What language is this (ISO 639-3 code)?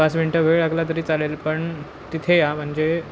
mar